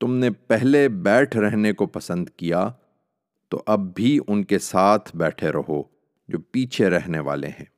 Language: Urdu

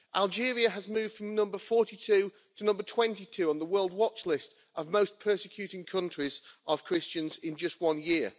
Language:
English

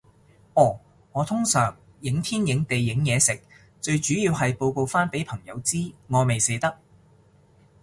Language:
Cantonese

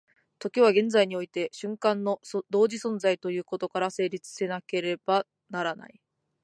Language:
Japanese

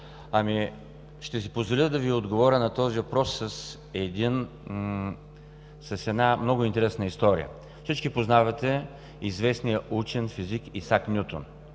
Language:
Bulgarian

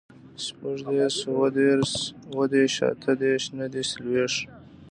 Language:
Pashto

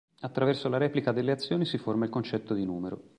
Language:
Italian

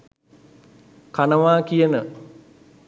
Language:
Sinhala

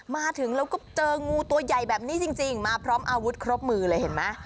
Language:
Thai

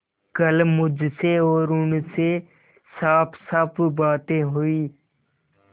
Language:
Hindi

